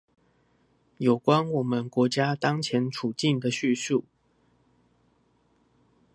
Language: Chinese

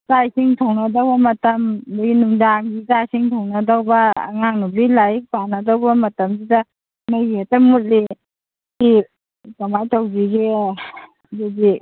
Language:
Manipuri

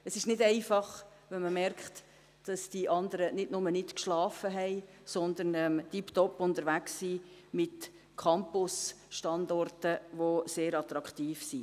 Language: Swiss German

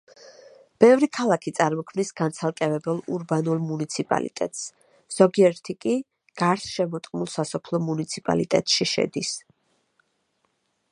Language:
Georgian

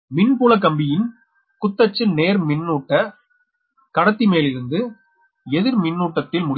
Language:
Tamil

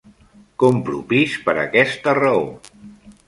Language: Catalan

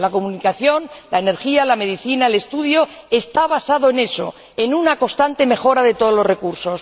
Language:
Spanish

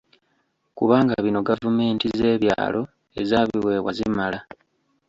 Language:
Ganda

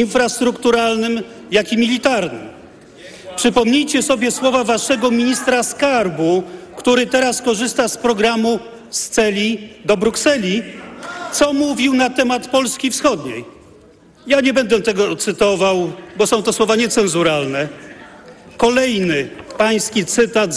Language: Polish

